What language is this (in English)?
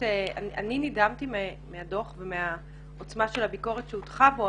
Hebrew